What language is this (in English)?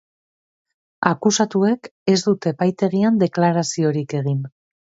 Basque